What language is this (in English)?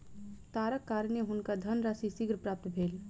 Maithili